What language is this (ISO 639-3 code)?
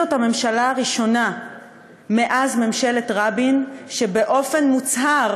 heb